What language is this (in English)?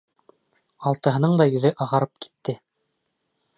Bashkir